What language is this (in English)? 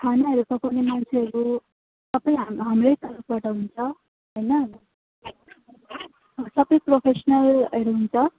Nepali